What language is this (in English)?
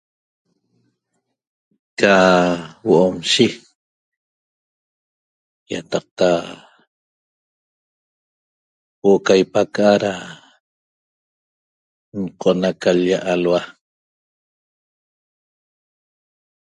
Toba